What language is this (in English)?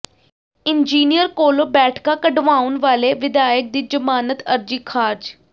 Punjabi